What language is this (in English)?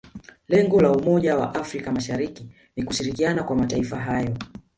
Swahili